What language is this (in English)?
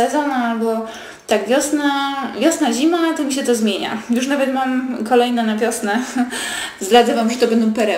Polish